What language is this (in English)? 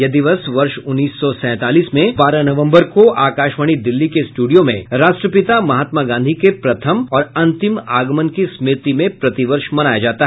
Hindi